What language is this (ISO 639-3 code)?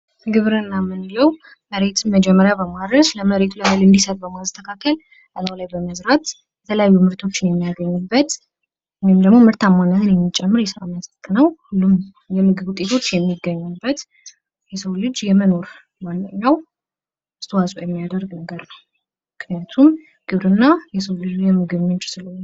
amh